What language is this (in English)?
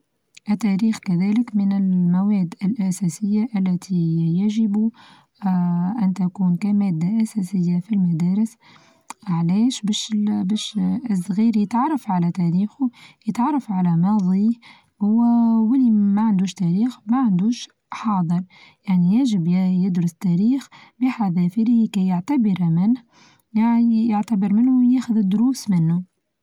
Tunisian Arabic